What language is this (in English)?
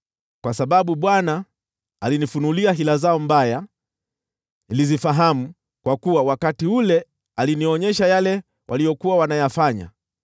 Swahili